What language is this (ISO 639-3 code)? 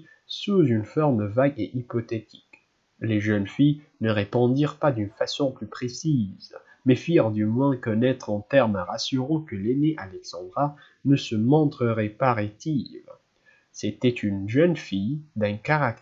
fra